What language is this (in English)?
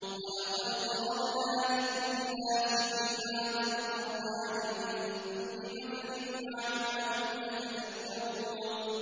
Arabic